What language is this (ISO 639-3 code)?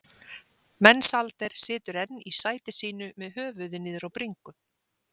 isl